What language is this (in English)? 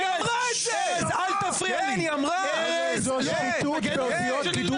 Hebrew